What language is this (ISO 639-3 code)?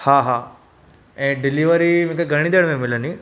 snd